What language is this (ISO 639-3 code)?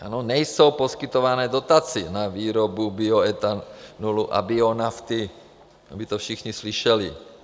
ces